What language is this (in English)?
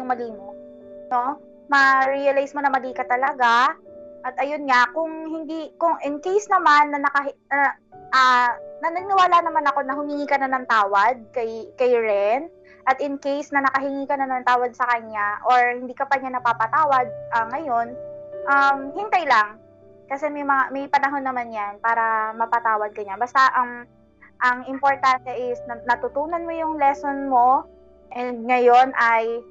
Filipino